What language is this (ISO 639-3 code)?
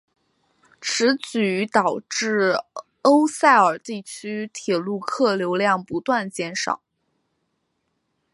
zho